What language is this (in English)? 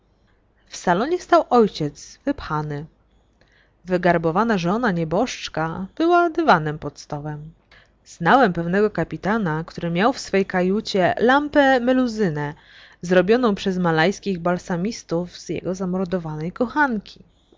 Polish